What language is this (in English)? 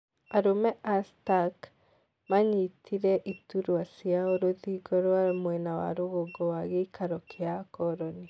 Kikuyu